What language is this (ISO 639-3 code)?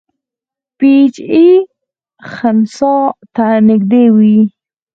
pus